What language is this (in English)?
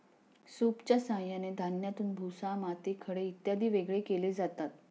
Marathi